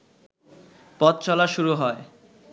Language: Bangla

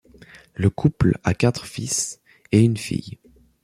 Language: French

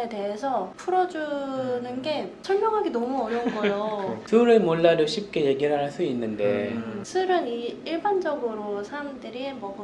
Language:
Korean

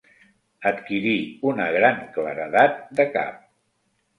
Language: Catalan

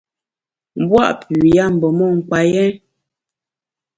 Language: Bamun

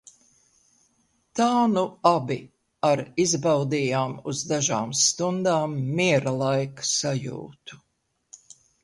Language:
Latvian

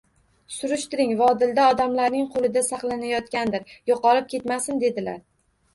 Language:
Uzbek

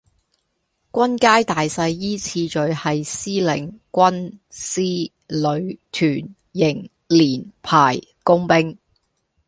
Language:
Cantonese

